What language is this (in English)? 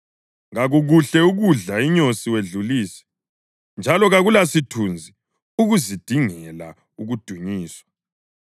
North Ndebele